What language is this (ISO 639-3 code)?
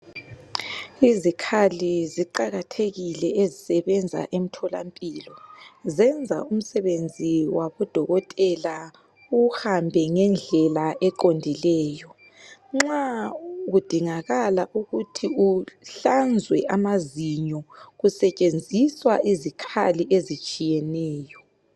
nde